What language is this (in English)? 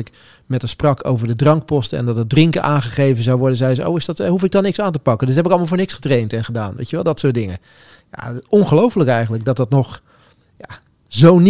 Dutch